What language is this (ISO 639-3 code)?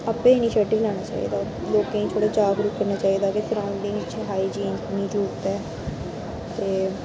doi